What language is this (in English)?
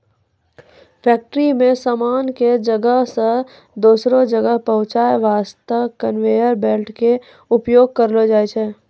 Maithili